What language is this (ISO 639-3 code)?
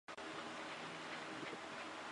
zho